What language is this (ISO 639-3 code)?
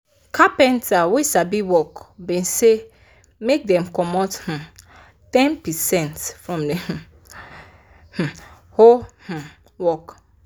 pcm